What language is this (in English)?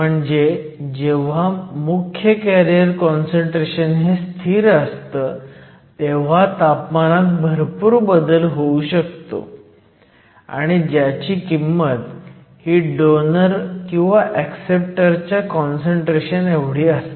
Marathi